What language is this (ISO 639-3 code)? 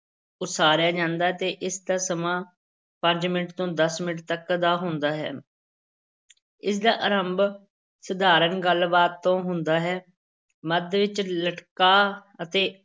pan